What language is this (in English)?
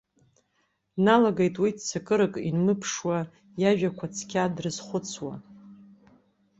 Abkhazian